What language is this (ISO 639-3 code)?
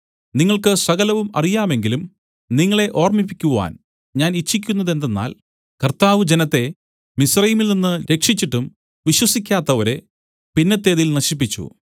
mal